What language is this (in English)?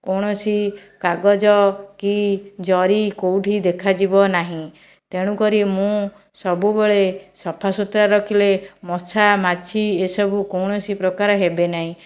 Odia